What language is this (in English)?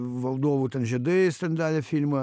Lithuanian